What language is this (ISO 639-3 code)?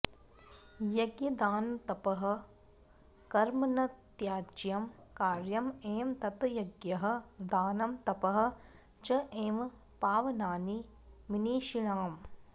san